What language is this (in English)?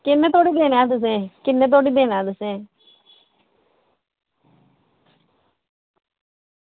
Dogri